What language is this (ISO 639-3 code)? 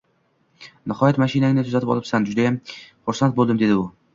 uzb